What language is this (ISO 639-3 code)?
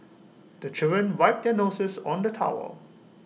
eng